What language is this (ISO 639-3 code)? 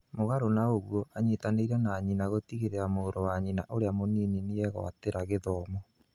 kik